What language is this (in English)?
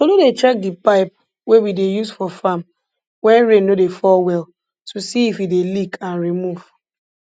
Nigerian Pidgin